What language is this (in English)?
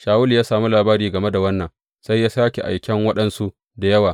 Hausa